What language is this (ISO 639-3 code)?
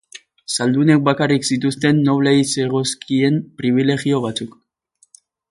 eus